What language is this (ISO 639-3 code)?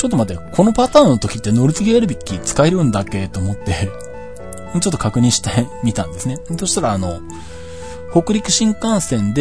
jpn